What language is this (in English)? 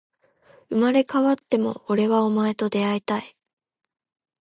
Japanese